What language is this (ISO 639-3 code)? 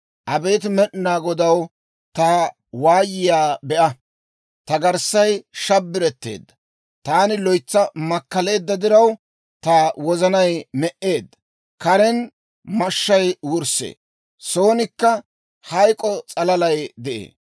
dwr